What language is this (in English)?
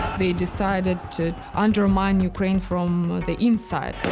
English